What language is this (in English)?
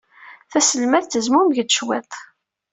Kabyle